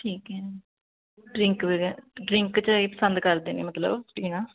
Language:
Punjabi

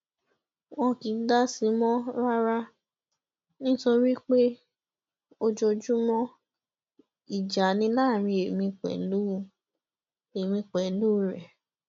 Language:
Yoruba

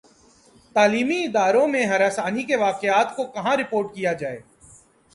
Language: Urdu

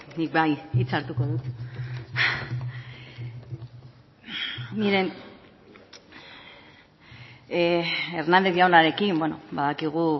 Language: Basque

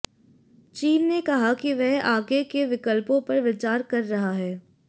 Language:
Hindi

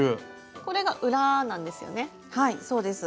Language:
Japanese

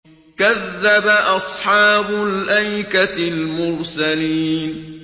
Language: Arabic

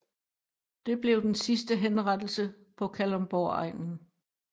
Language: Danish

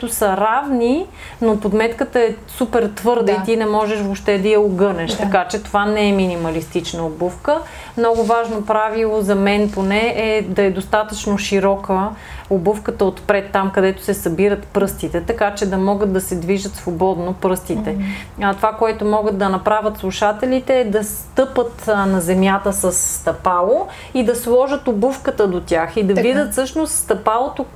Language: Bulgarian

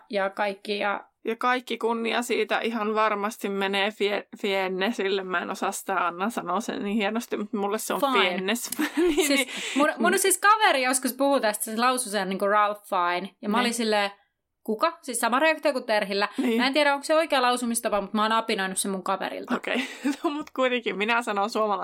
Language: Finnish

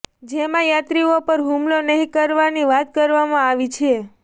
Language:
Gujarati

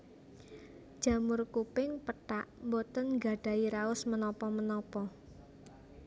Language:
Javanese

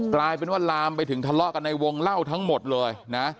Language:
Thai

